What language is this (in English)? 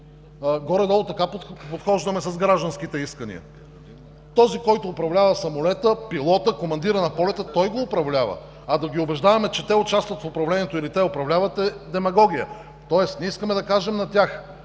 Bulgarian